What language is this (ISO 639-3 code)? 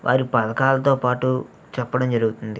tel